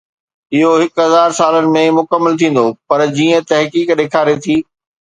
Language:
Sindhi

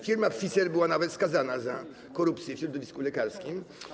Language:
Polish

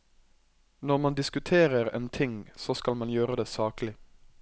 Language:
Norwegian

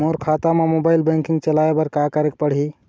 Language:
Chhattisgarhi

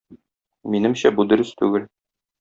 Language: Tatar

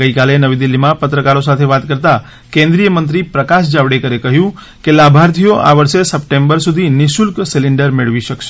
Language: Gujarati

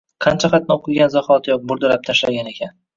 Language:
Uzbek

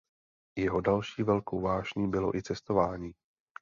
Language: Czech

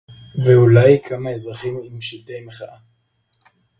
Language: Hebrew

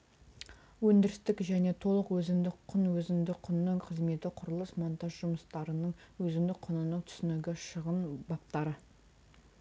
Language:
Kazakh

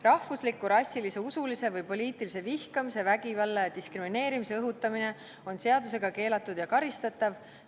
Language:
Estonian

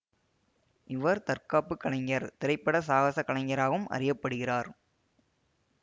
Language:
Tamil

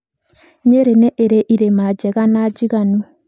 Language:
Kikuyu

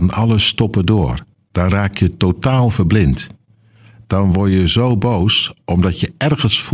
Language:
Dutch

